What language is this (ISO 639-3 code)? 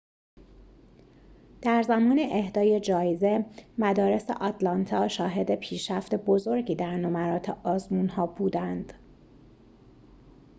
fas